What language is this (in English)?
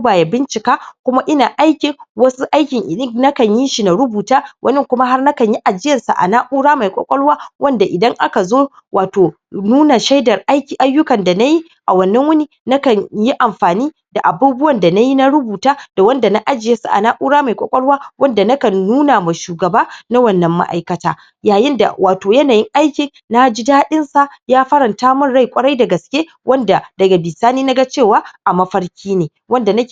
Hausa